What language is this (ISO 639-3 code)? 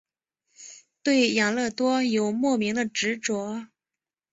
zho